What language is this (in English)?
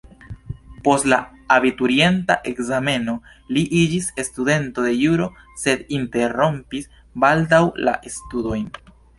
Esperanto